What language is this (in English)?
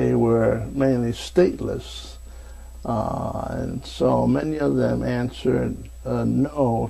English